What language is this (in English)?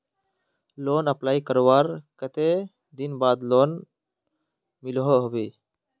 Magahi